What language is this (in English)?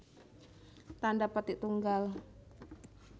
Javanese